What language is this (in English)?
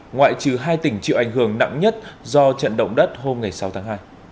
Vietnamese